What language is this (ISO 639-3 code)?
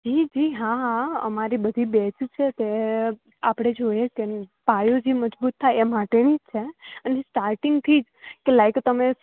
guj